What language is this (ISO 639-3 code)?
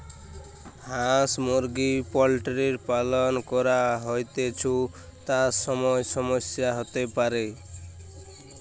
ben